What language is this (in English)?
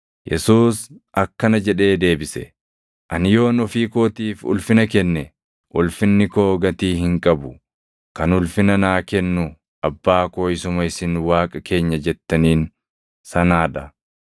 Oromo